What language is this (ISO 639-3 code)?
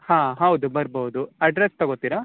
kan